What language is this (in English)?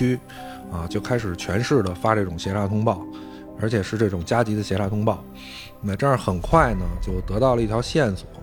Chinese